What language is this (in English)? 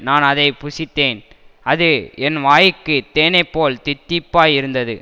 Tamil